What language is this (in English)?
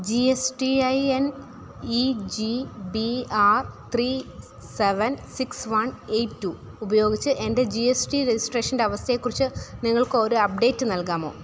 Malayalam